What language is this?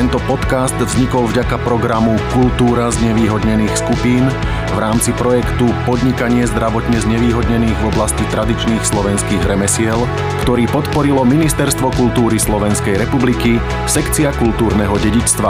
Slovak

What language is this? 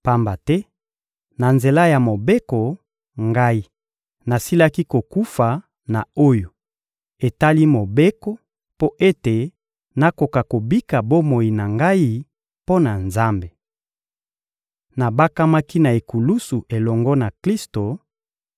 Lingala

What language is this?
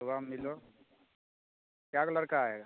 Maithili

